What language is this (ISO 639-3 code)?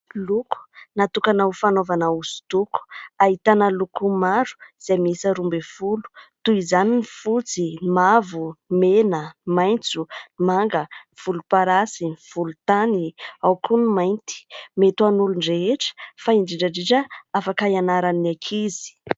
mlg